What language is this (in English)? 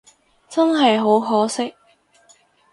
Cantonese